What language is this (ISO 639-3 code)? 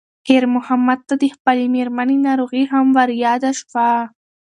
pus